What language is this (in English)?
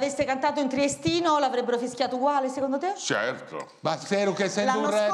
Italian